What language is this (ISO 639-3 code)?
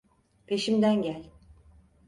tur